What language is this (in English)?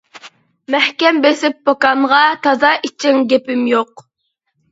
Uyghur